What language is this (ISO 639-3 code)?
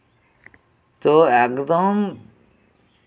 sat